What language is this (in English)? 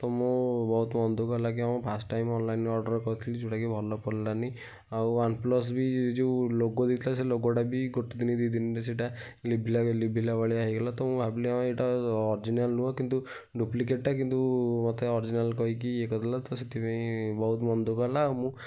Odia